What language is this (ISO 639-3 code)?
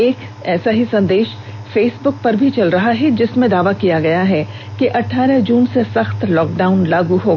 hin